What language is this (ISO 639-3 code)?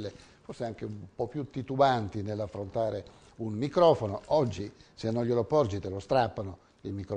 ita